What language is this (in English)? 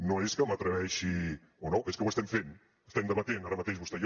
Catalan